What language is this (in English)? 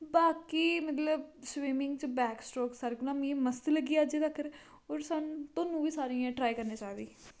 Dogri